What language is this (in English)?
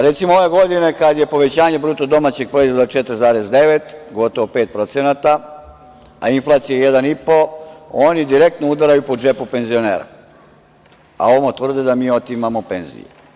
Serbian